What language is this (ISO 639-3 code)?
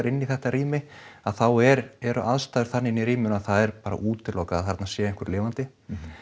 isl